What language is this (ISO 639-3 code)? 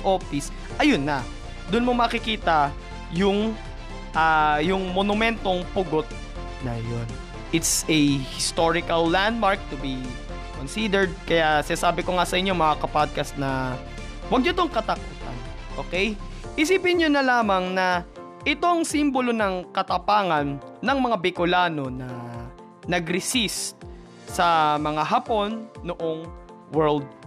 fil